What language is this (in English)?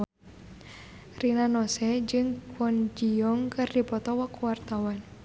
Sundanese